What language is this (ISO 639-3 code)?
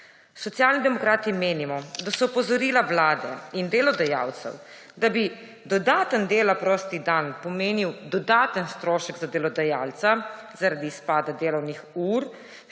slv